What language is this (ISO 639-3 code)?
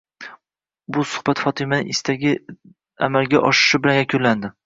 uzb